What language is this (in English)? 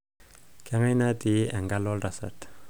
Masai